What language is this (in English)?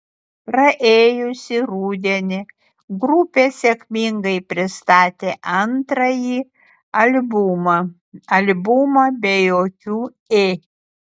Lithuanian